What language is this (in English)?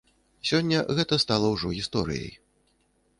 Belarusian